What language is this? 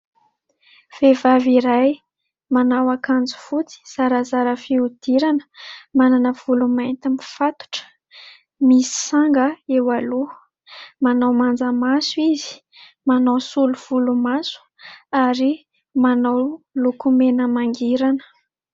Malagasy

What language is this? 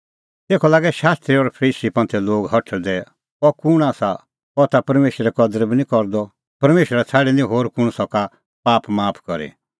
Kullu Pahari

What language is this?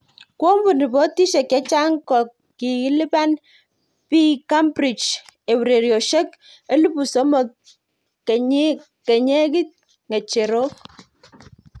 Kalenjin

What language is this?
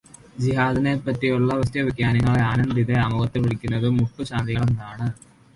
Malayalam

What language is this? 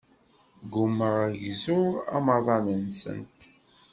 Kabyle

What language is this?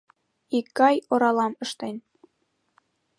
Mari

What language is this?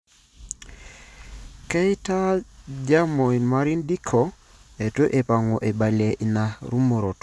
Masai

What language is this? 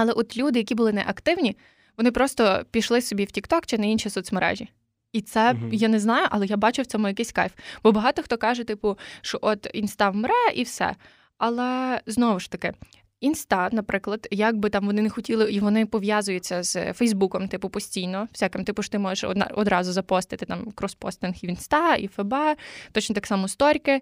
Ukrainian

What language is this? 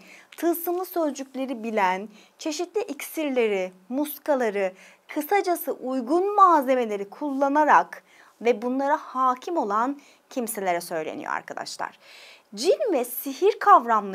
Turkish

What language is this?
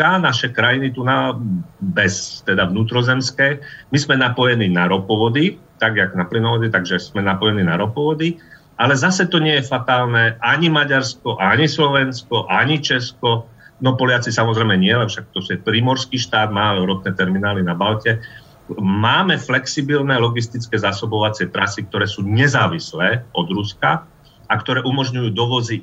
Slovak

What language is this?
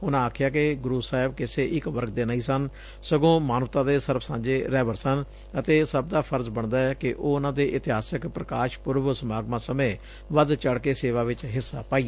Punjabi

